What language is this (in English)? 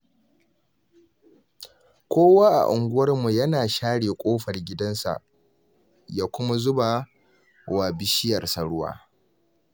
Hausa